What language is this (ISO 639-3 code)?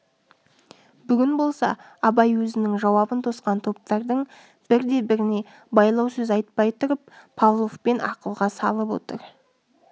kaz